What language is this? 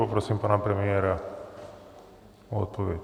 Czech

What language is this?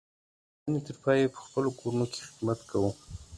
Pashto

